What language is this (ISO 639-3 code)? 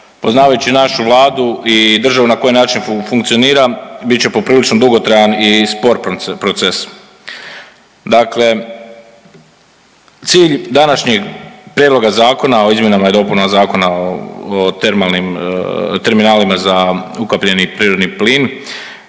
hrv